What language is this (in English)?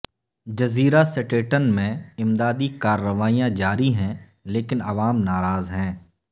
Urdu